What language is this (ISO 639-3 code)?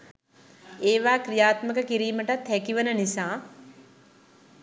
sin